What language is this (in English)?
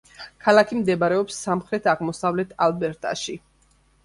Georgian